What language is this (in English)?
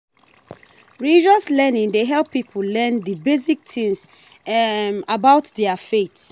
Nigerian Pidgin